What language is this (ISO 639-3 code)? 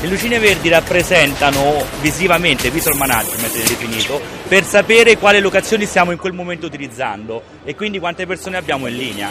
ita